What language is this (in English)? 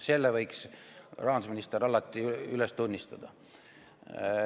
Estonian